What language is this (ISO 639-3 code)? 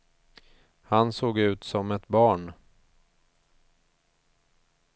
swe